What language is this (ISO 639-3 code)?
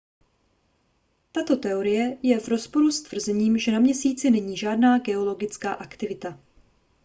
ces